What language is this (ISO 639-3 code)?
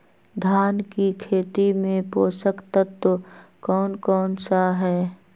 mag